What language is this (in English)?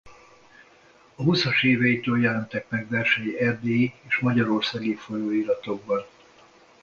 Hungarian